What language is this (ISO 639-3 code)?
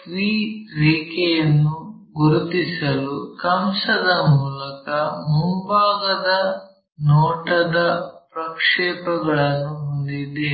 kan